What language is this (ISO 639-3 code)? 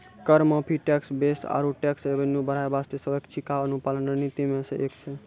mai